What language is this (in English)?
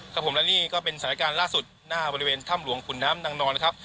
Thai